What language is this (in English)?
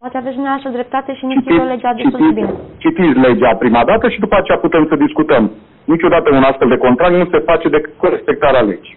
Romanian